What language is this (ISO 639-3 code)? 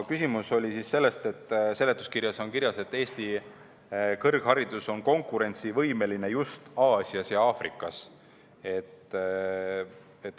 est